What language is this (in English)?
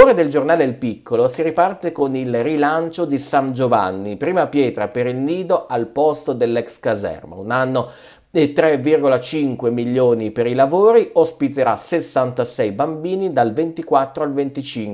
Italian